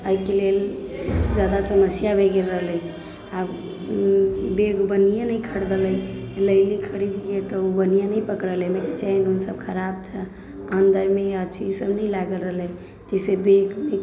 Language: Maithili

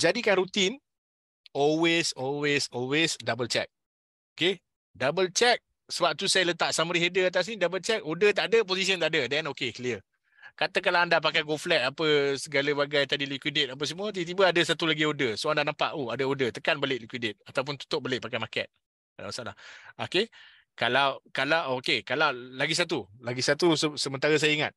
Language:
Malay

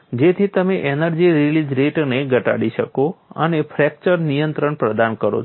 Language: Gujarati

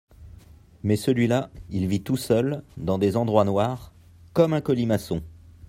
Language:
French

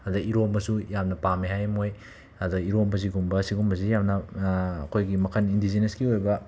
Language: Manipuri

